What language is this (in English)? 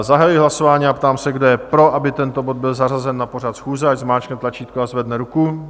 Czech